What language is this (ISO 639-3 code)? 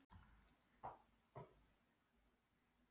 isl